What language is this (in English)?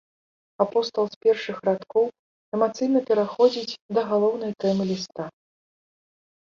Belarusian